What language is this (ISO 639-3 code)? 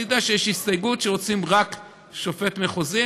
heb